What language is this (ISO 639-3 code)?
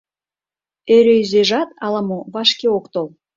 chm